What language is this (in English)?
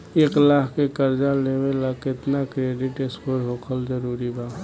Bhojpuri